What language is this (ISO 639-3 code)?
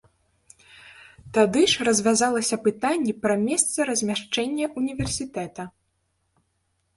bel